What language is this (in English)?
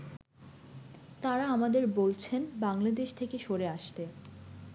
Bangla